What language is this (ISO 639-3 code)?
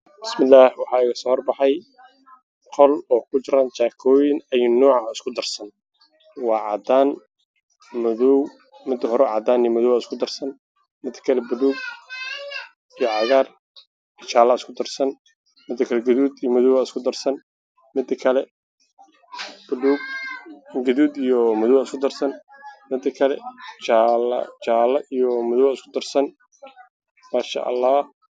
som